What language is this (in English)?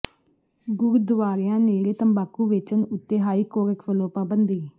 Punjabi